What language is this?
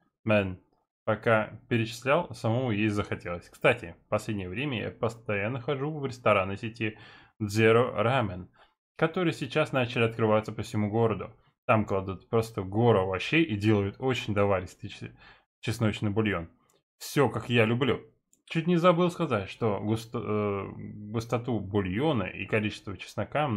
Russian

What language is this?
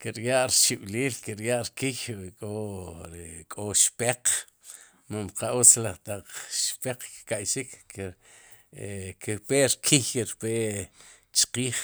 Sipacapense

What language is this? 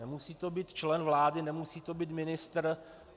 Czech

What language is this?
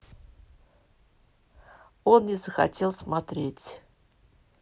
Russian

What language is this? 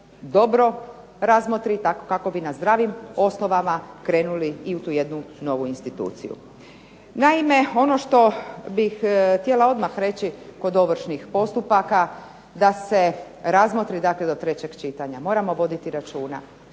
Croatian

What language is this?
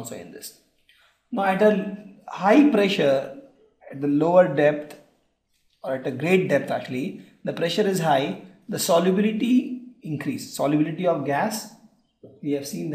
English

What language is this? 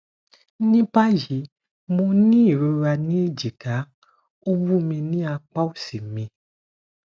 Yoruba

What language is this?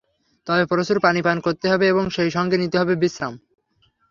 Bangla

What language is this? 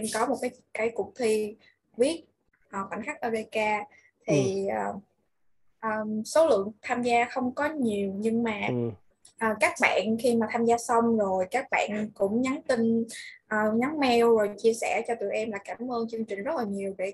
Vietnamese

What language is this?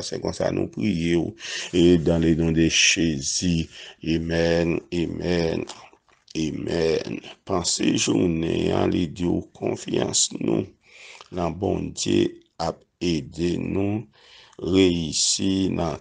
Romanian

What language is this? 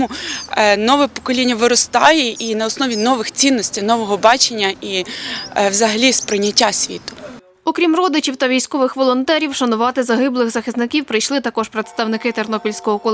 Ukrainian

